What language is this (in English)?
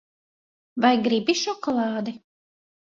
Latvian